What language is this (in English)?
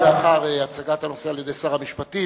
Hebrew